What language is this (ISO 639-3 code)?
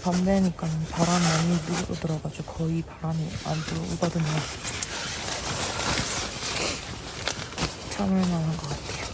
kor